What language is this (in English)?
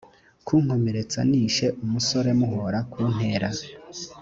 Kinyarwanda